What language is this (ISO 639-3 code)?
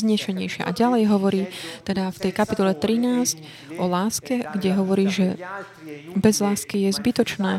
slk